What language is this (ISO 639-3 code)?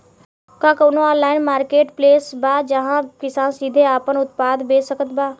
bho